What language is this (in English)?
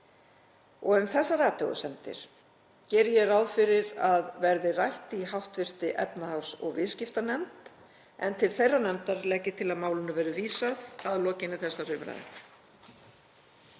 Icelandic